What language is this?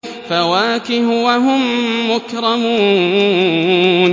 Arabic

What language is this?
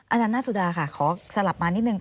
Thai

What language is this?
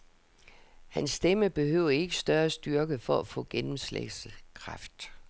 Danish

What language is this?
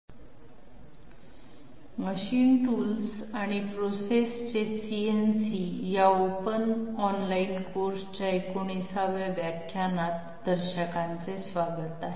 Marathi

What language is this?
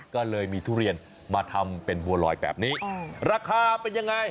Thai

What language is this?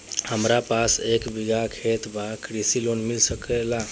Bhojpuri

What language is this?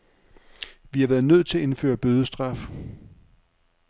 Danish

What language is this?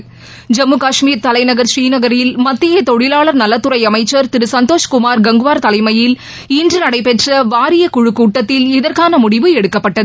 Tamil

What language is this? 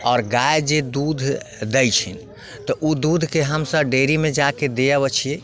Maithili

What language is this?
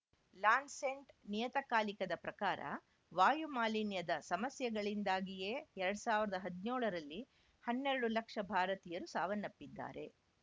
Kannada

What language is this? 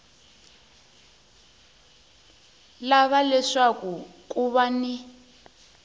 Tsonga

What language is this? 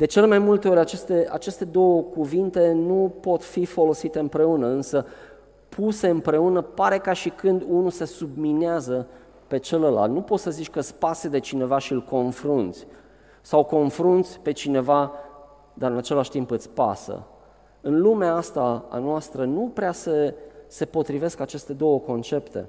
Romanian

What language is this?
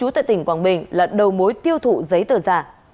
Vietnamese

